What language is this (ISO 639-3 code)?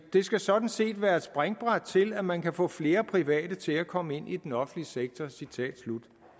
dan